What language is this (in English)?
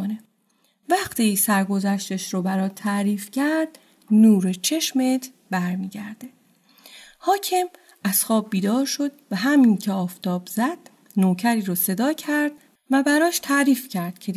Persian